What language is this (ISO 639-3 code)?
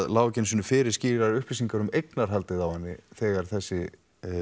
isl